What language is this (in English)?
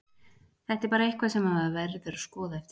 Icelandic